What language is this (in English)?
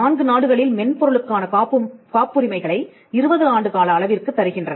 Tamil